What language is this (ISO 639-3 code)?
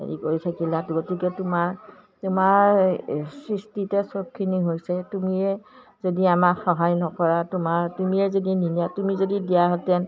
asm